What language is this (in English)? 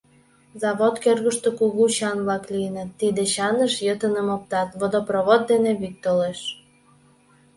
Mari